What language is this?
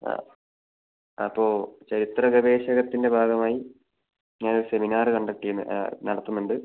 Malayalam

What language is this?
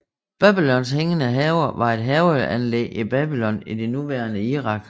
Danish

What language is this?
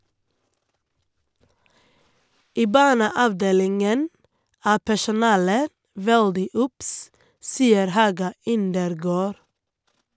Norwegian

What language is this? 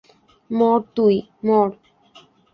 Bangla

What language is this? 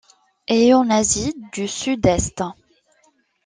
French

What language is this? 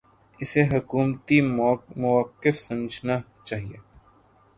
Urdu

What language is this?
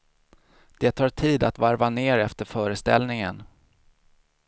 Swedish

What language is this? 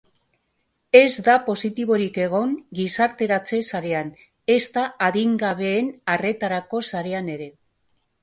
Basque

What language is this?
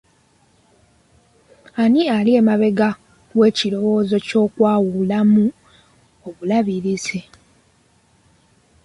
Ganda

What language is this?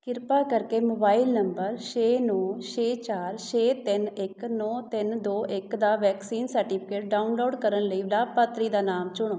Punjabi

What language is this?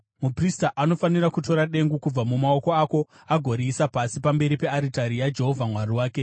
Shona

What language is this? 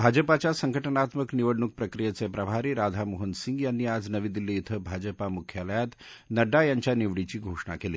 Marathi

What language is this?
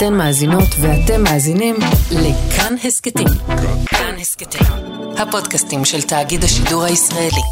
Hebrew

